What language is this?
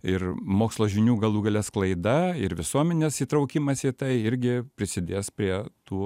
Lithuanian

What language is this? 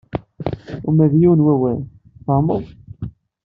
Kabyle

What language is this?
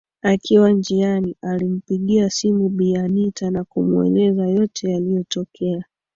Swahili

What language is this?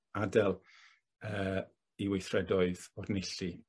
Welsh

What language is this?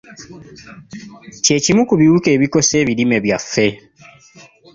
Ganda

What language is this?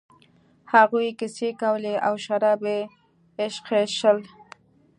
Pashto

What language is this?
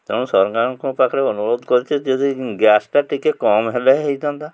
Odia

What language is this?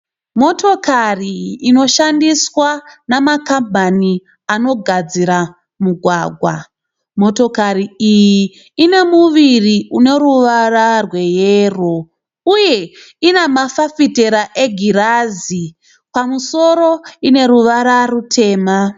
Shona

